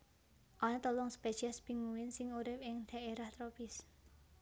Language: Javanese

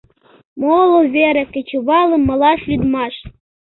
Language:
Mari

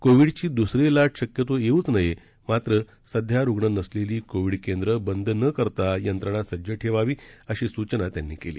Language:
Marathi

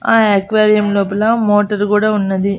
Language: Telugu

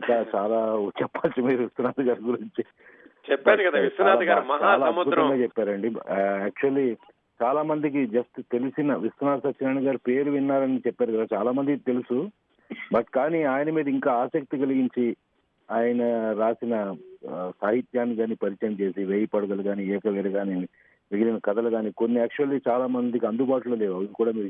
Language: Telugu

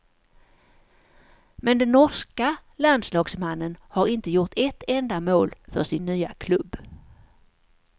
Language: Swedish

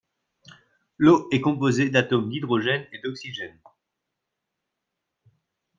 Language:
French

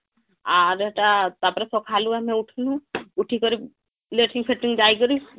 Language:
Odia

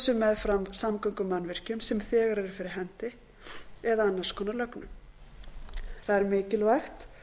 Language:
Icelandic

